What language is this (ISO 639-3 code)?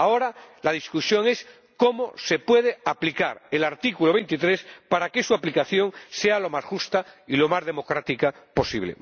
spa